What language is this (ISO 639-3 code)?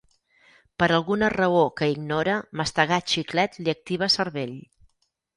cat